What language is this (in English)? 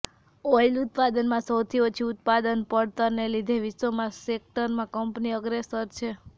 Gujarati